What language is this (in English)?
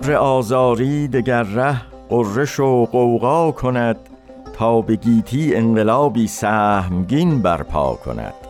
Persian